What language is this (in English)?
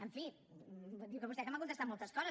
Catalan